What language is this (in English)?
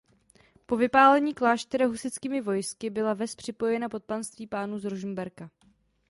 Czech